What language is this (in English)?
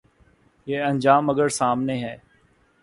Urdu